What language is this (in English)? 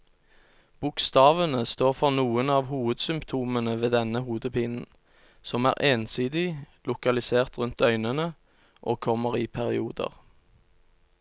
Norwegian